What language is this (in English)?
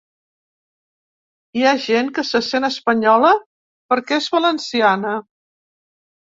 Catalan